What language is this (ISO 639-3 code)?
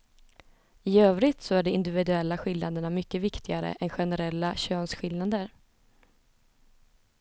swe